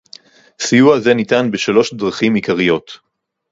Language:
Hebrew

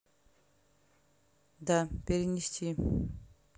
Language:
Russian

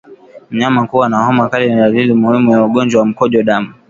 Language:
Swahili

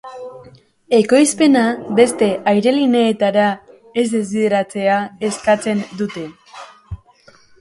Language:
Basque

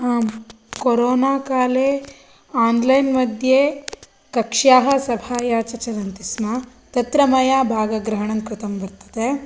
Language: Sanskrit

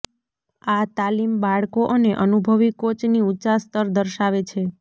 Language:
Gujarati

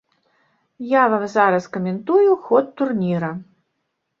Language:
Belarusian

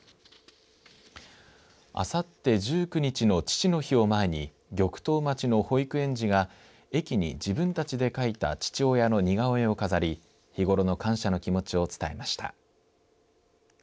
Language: Japanese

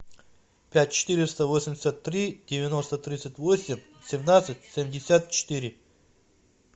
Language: Russian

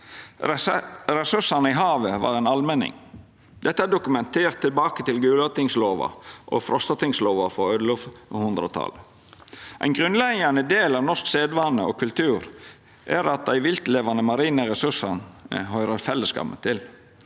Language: Norwegian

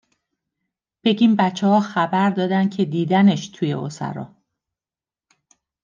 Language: Persian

